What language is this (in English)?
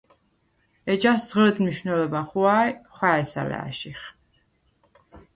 Svan